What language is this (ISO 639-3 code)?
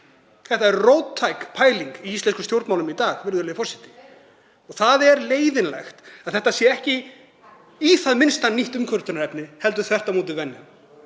isl